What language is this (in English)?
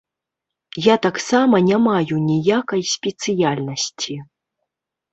Belarusian